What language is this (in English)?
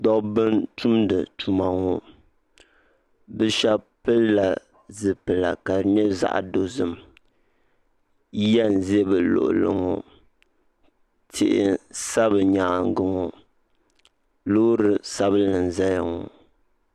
Dagbani